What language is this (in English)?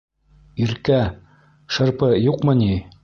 Bashkir